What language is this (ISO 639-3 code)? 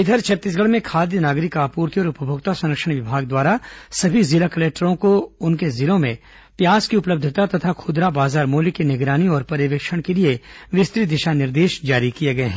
hin